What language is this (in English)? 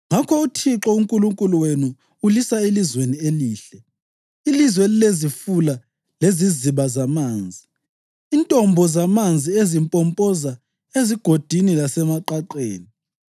North Ndebele